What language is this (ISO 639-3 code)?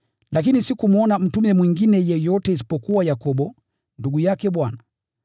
swa